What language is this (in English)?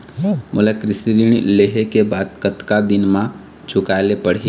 Chhattisgarhi